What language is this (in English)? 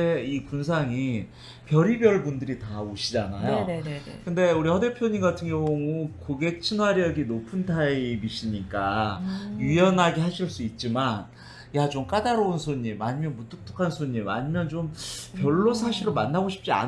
Korean